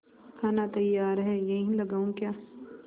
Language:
Hindi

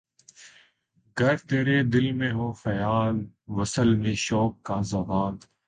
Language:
Urdu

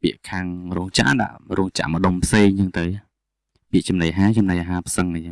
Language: Vietnamese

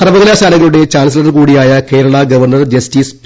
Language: Malayalam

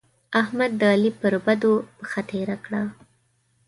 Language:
Pashto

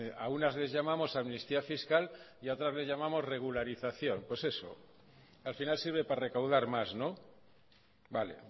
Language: Spanish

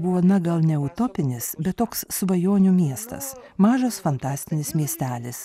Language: Lithuanian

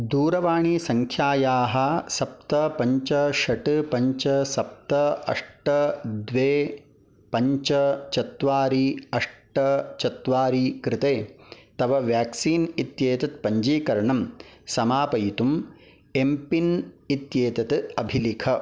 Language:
Sanskrit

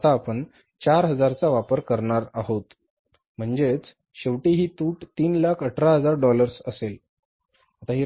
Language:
Marathi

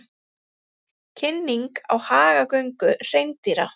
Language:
Icelandic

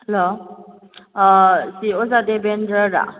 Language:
Manipuri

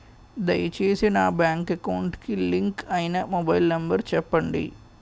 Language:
Telugu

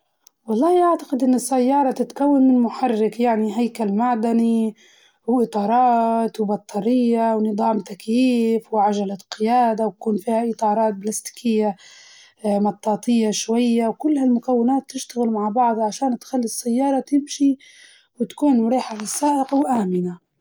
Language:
Libyan Arabic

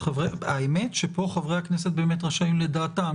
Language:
Hebrew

